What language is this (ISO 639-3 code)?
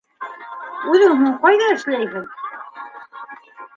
bak